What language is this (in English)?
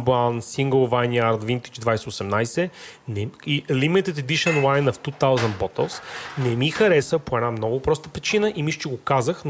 Bulgarian